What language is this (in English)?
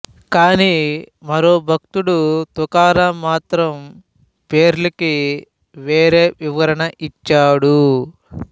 Telugu